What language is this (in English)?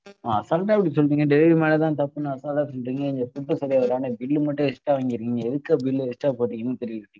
Tamil